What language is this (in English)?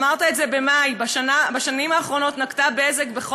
Hebrew